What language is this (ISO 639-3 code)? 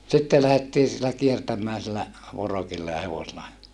fin